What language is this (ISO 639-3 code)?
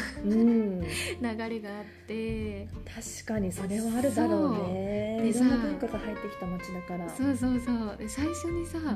jpn